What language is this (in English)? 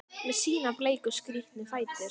Icelandic